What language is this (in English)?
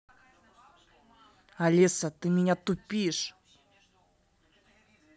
Russian